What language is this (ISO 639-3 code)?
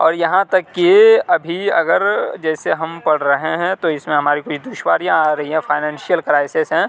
urd